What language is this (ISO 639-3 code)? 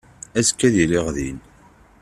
kab